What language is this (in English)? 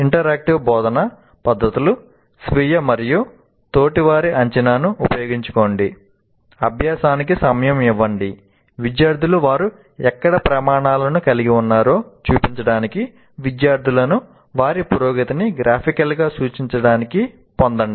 Telugu